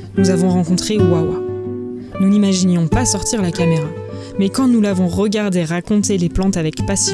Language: French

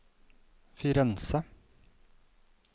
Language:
Norwegian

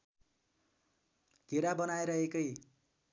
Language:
Nepali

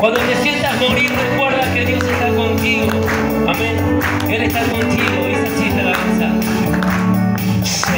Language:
Spanish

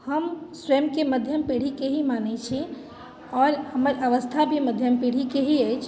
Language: Maithili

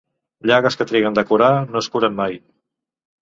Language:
Catalan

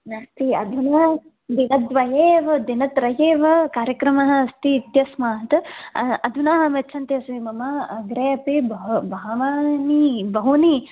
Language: Sanskrit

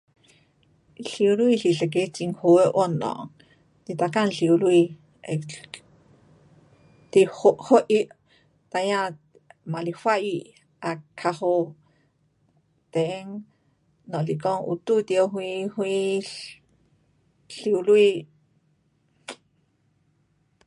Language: Pu-Xian Chinese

